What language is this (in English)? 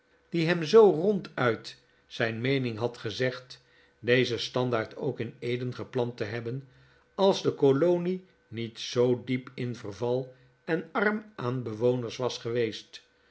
Dutch